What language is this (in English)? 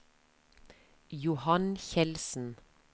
Norwegian